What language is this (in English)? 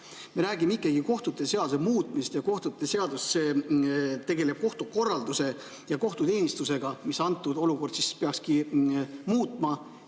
Estonian